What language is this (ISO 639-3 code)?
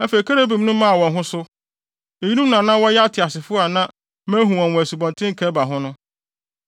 aka